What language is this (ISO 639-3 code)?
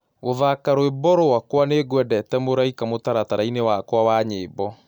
kik